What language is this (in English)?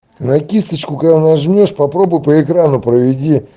Russian